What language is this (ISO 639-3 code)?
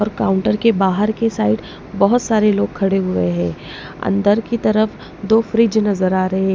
hin